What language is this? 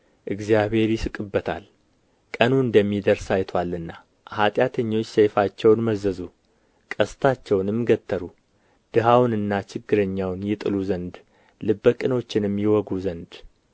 Amharic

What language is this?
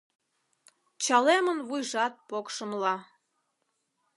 Mari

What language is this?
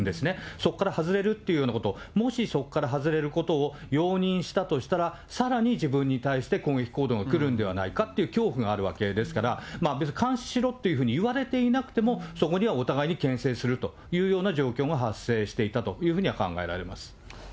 Japanese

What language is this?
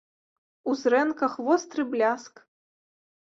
Belarusian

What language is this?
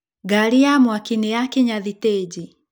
Kikuyu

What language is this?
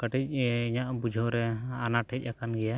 Santali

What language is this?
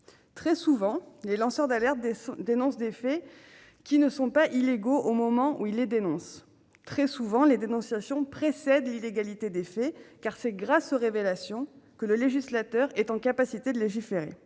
French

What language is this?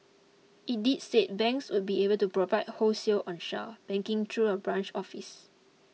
English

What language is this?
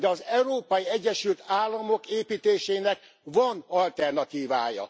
Hungarian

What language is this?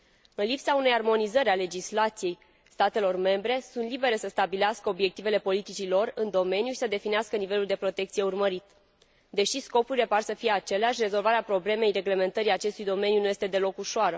Romanian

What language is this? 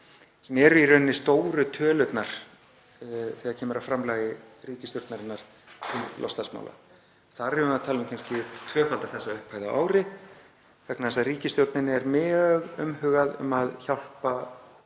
Icelandic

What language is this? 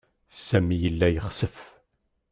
Kabyle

